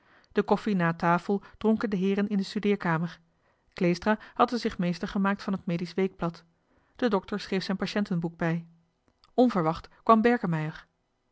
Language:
Dutch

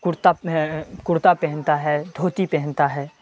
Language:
Urdu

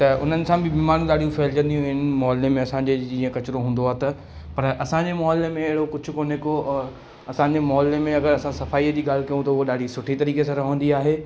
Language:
Sindhi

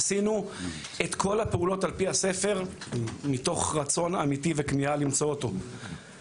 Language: Hebrew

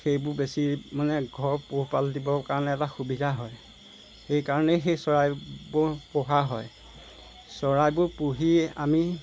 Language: Assamese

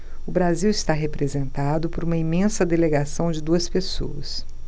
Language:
Portuguese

